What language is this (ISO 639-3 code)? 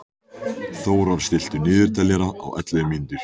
isl